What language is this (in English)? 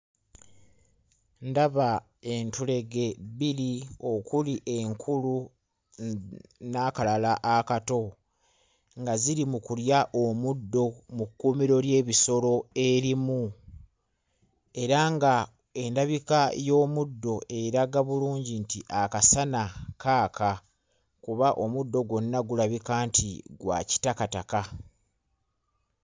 Ganda